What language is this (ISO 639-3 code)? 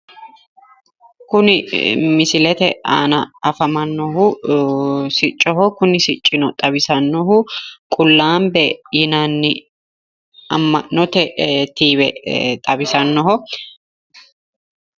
sid